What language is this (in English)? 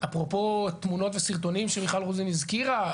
Hebrew